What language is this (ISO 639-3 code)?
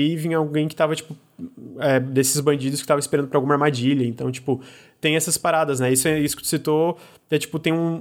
por